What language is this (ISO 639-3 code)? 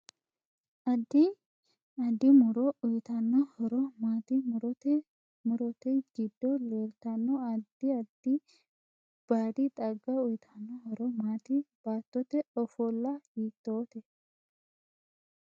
sid